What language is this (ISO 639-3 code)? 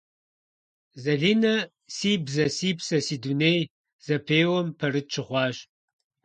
kbd